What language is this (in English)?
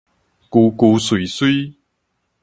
Min Nan Chinese